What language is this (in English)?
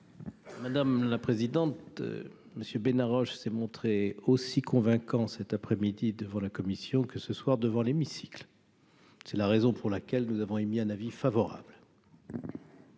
French